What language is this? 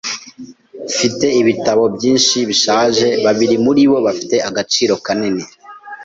Kinyarwanda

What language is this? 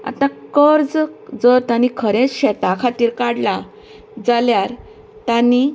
Konkani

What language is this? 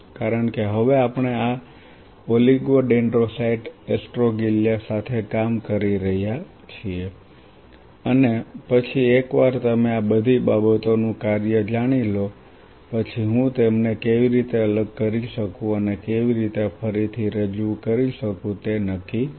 Gujarati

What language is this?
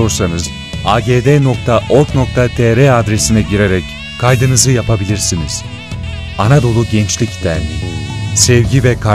Turkish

